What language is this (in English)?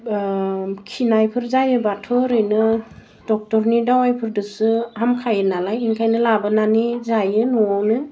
Bodo